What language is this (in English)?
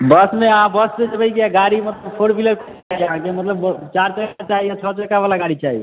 Maithili